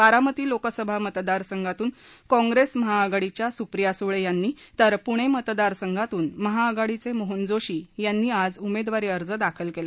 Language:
Marathi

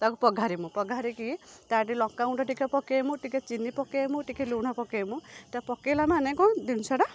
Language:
Odia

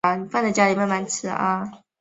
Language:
Chinese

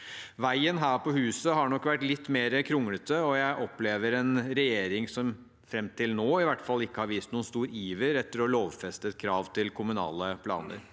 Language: Norwegian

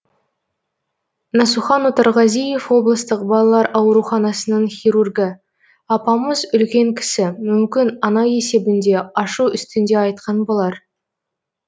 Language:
Kazakh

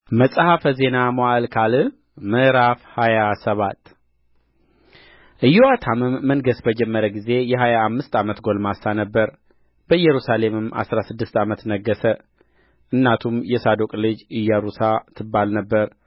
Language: Amharic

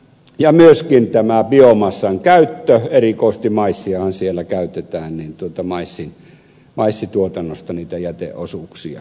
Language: Finnish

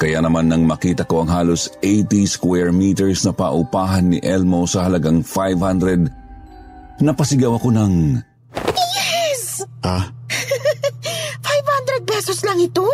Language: Filipino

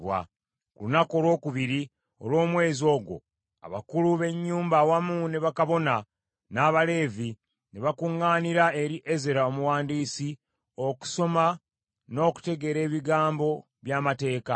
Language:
Ganda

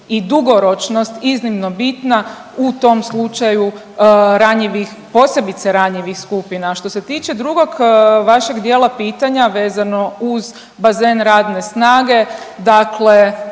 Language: Croatian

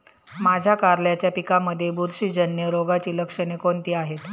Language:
Marathi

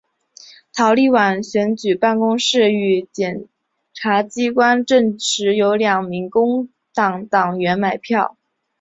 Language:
Chinese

